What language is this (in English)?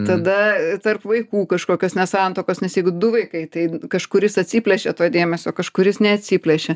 Lithuanian